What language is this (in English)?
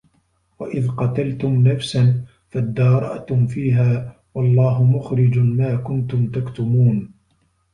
Arabic